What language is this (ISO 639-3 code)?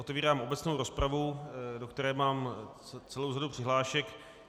ces